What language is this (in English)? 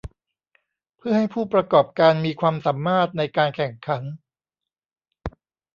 Thai